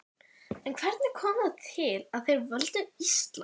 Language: Icelandic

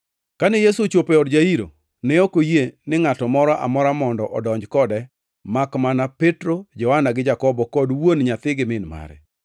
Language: Luo (Kenya and Tanzania)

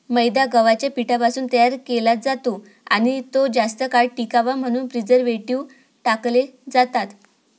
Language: Marathi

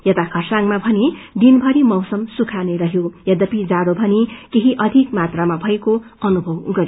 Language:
Nepali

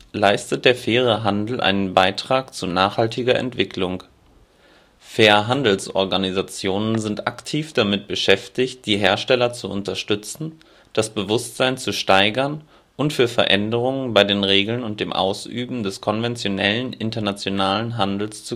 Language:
German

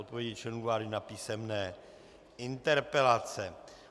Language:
Czech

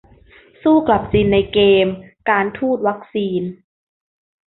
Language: Thai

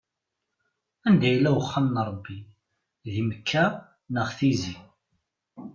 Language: Kabyle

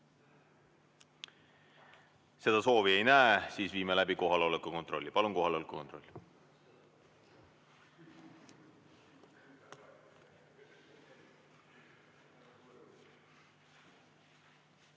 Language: Estonian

